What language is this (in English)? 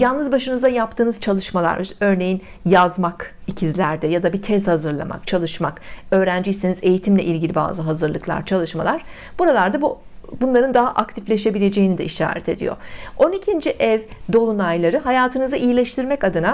Turkish